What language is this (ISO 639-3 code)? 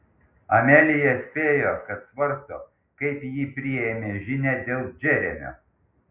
lit